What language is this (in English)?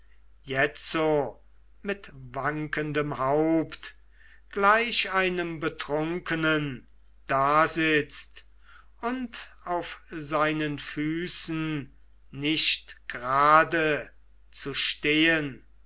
German